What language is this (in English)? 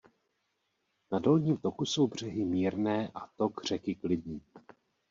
Czech